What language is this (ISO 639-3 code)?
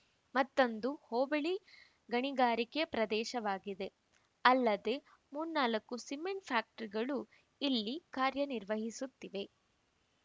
kan